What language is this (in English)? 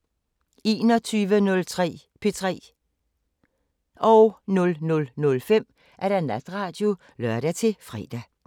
Danish